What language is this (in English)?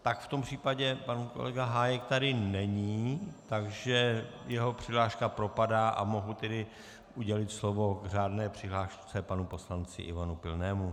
Czech